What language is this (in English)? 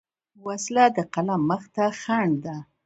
Pashto